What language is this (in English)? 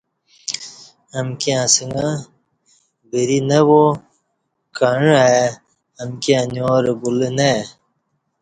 Kati